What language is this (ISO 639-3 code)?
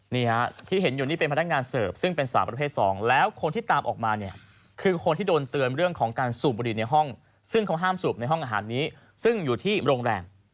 tha